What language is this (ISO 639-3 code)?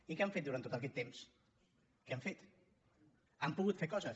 cat